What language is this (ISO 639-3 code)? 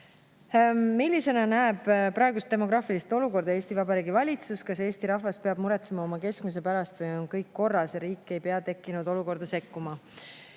est